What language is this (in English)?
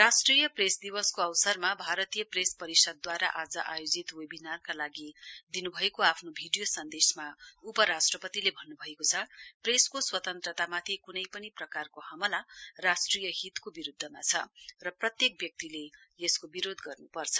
Nepali